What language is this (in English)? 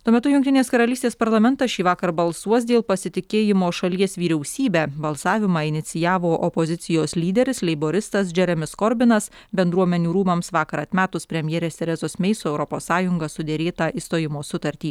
Lithuanian